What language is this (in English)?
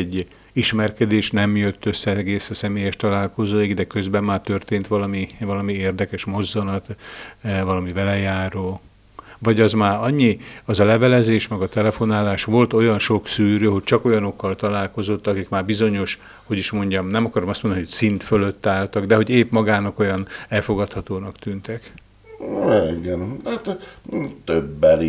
Hungarian